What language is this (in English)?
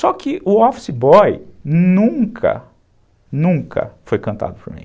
Portuguese